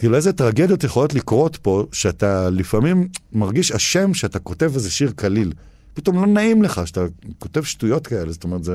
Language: Hebrew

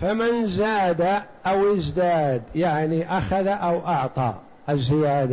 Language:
Arabic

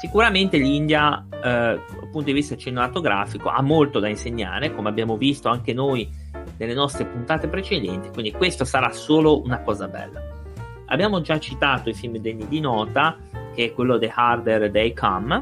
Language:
Italian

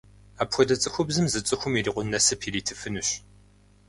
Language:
Kabardian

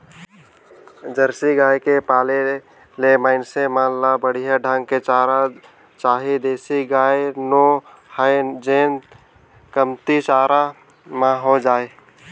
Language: Chhattisgarhi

